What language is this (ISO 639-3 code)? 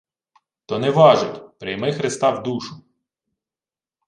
ukr